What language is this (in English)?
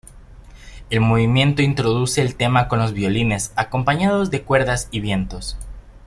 Spanish